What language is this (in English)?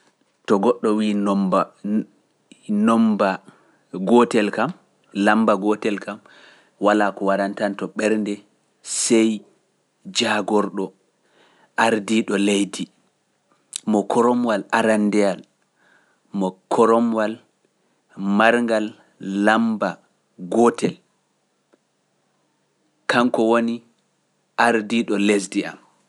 Pular